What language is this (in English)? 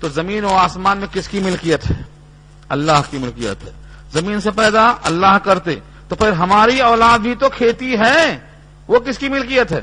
Urdu